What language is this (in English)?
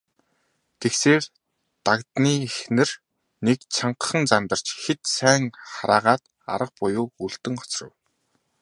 Mongolian